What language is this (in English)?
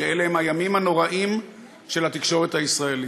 Hebrew